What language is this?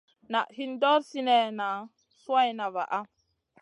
Masana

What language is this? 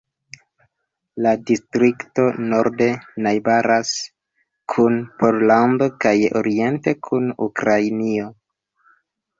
Esperanto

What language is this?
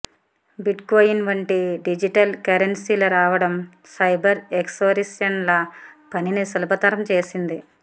Telugu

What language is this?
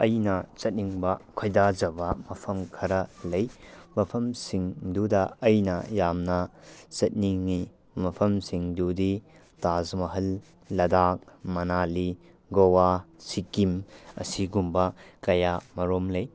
Manipuri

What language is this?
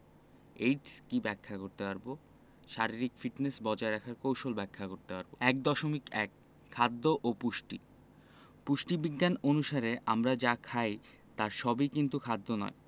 Bangla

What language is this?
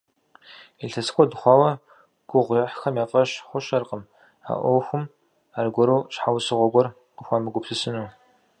Kabardian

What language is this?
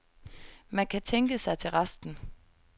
Danish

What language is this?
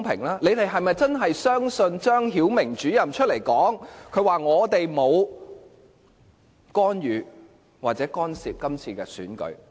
Cantonese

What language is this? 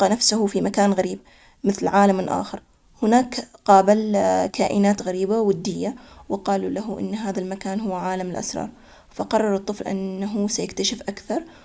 Omani Arabic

